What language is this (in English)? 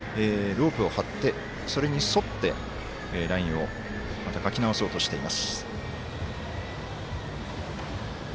Japanese